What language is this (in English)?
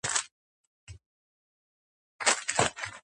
Georgian